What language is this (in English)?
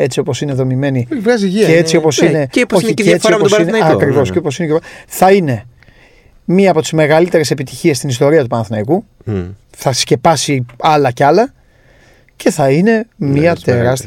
Greek